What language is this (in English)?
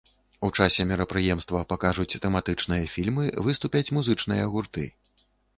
Belarusian